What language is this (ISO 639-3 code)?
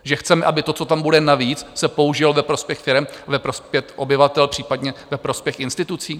ces